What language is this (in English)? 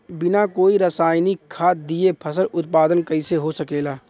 Bhojpuri